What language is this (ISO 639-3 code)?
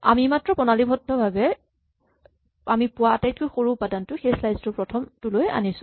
asm